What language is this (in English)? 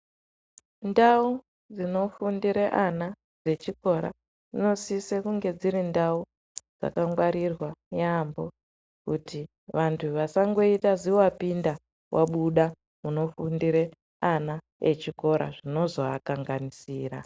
Ndau